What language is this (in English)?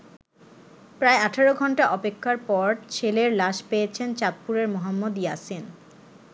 Bangla